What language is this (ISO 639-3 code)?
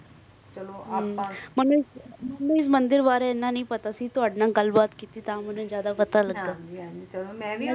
pan